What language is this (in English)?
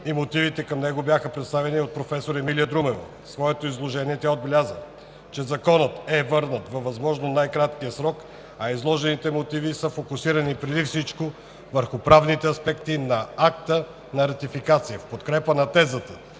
Bulgarian